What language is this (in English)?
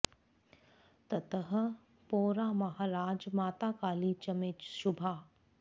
Sanskrit